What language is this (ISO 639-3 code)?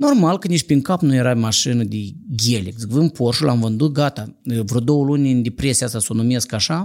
ron